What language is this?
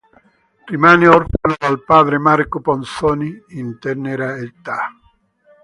Italian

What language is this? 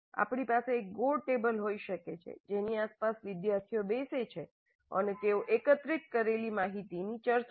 Gujarati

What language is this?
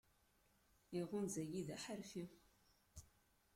Kabyle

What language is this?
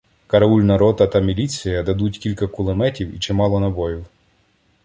Ukrainian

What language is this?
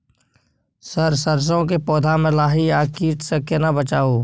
Maithili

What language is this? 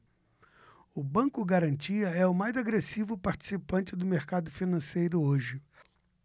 Portuguese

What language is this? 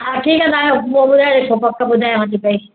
Sindhi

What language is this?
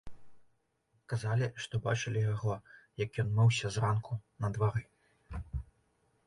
Belarusian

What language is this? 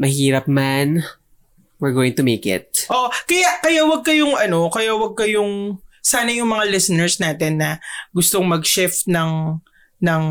Filipino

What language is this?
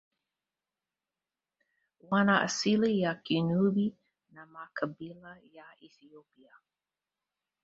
Swahili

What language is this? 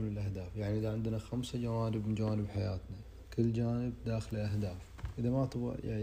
Arabic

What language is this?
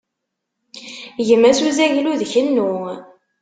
Kabyle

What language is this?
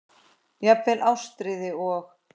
Icelandic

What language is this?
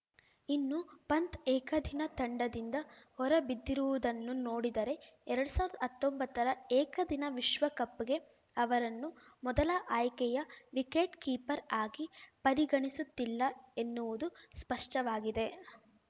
Kannada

